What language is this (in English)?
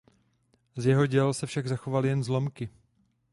Czech